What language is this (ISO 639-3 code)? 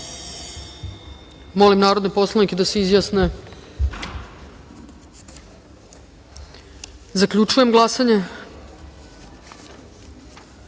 srp